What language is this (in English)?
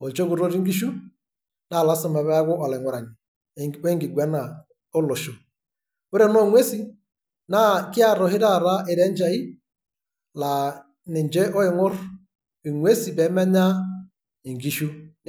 Masai